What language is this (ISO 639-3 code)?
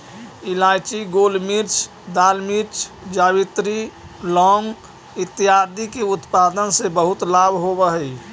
mag